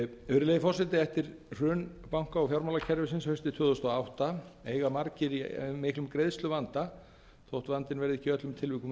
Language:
Icelandic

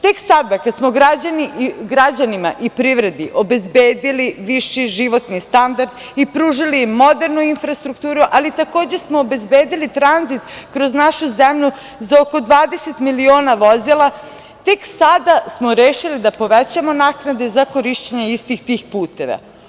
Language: Serbian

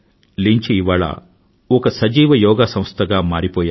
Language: Telugu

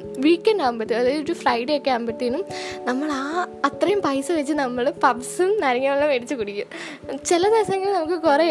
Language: Malayalam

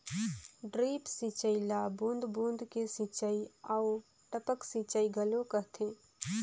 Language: Chhattisgarhi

